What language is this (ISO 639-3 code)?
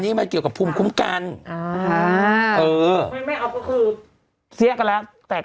tha